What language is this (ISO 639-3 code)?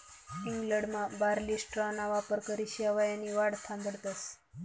mar